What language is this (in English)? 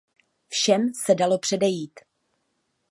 Czech